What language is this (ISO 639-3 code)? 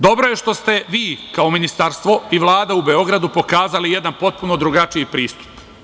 srp